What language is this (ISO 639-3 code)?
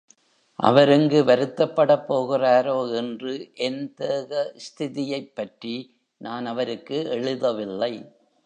tam